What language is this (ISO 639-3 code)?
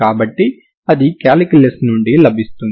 tel